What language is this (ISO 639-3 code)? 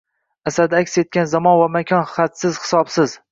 uzb